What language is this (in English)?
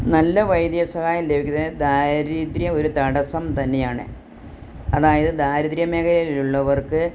Malayalam